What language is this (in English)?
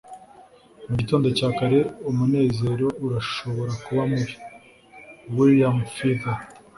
Kinyarwanda